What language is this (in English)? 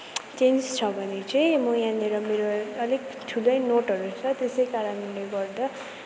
Nepali